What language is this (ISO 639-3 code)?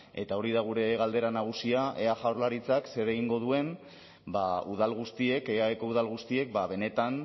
eus